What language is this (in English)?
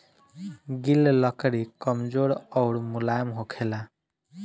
Bhojpuri